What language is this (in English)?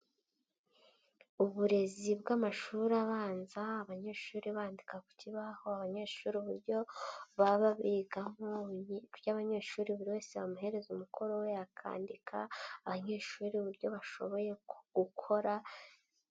Kinyarwanda